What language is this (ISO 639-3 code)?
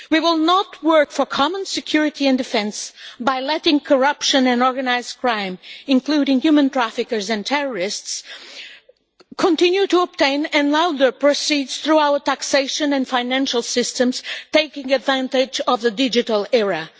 eng